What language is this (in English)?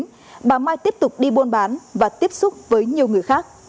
Vietnamese